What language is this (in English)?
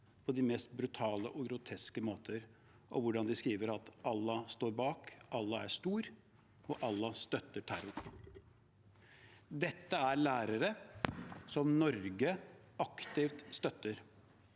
Norwegian